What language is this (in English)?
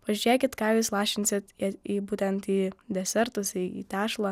Lithuanian